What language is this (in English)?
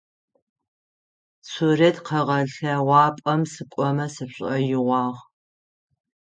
Adyghe